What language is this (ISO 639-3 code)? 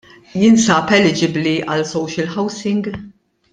mlt